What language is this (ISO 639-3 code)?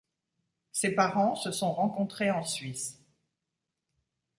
fra